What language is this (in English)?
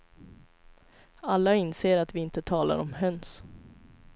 Swedish